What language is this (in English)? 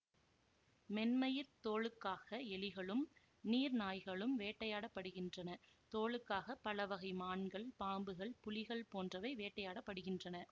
Tamil